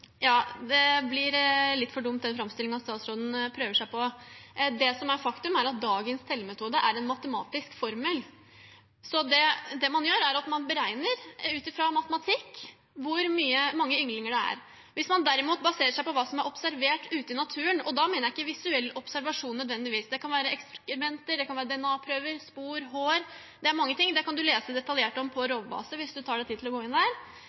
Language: Norwegian Bokmål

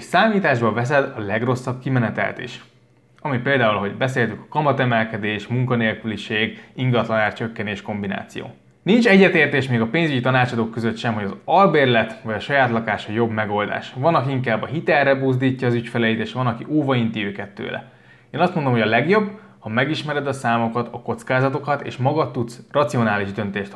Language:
Hungarian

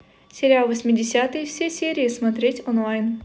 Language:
Russian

